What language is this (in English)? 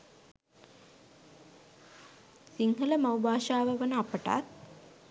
Sinhala